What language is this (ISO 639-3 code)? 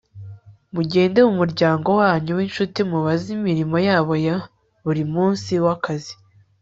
kin